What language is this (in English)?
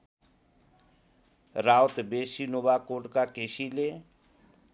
Nepali